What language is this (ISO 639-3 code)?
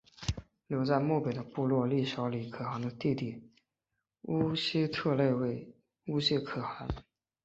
zho